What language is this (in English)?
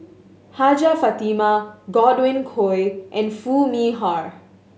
English